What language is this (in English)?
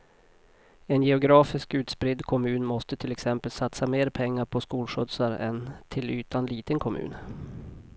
Swedish